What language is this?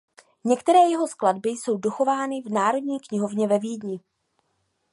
Czech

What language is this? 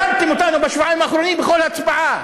Hebrew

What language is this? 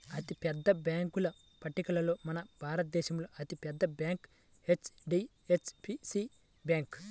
Telugu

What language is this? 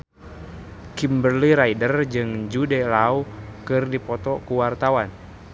Sundanese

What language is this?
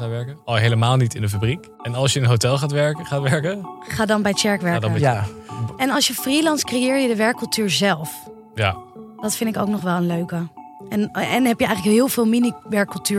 Dutch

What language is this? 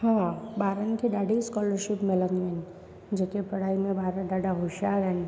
Sindhi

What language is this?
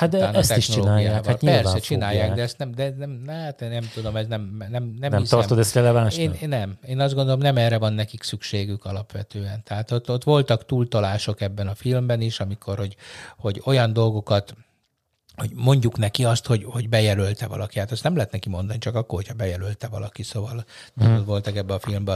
Hungarian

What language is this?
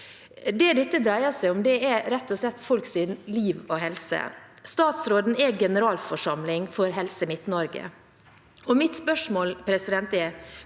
Norwegian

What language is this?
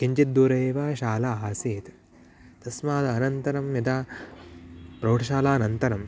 Sanskrit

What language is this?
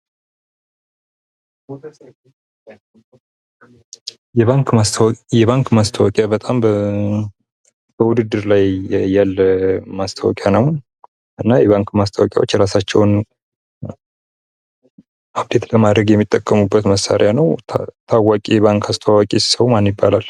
Amharic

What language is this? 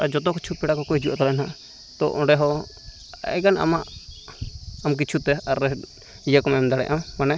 Santali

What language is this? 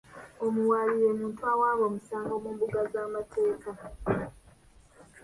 Ganda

